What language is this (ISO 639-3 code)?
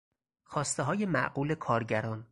fas